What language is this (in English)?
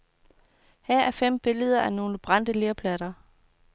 Danish